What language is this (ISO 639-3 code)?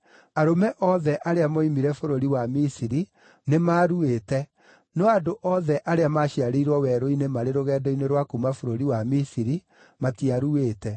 kik